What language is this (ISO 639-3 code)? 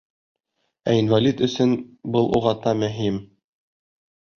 bak